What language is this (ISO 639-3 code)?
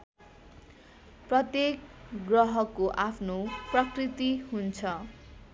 nep